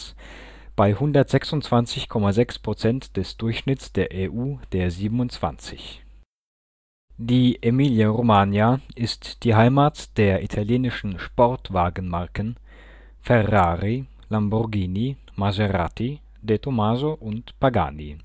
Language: German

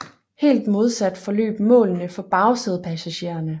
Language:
Danish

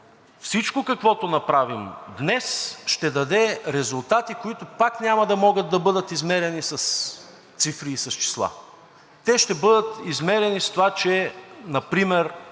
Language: Bulgarian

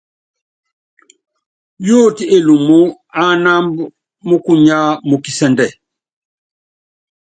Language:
Yangben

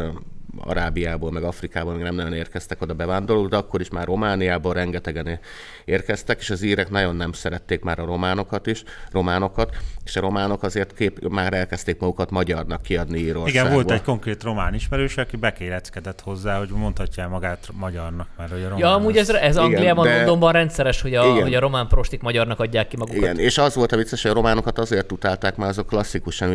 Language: Hungarian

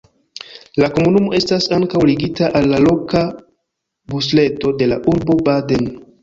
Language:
Esperanto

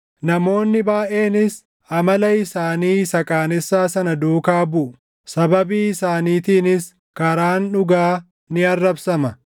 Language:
Oromo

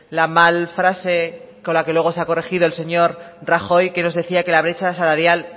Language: Spanish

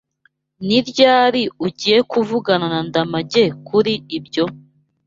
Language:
Kinyarwanda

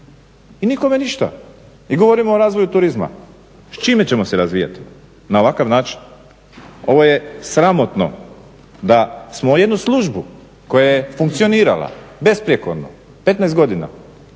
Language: Croatian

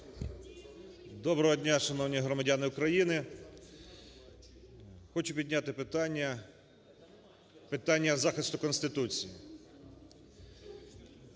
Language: Ukrainian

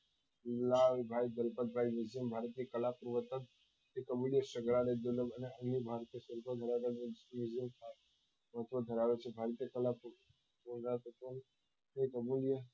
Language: Gujarati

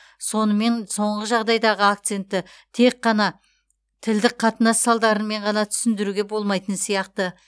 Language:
Kazakh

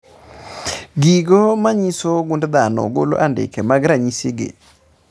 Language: Luo (Kenya and Tanzania)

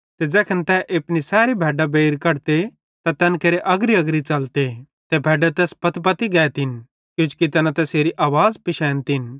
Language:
Bhadrawahi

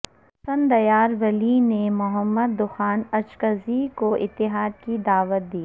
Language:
Urdu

